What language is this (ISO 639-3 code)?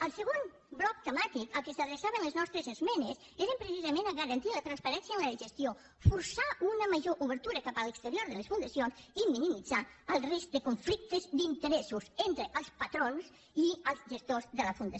cat